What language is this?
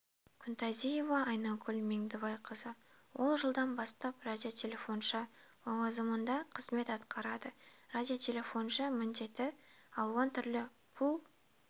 Kazakh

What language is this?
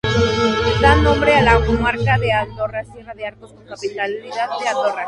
Spanish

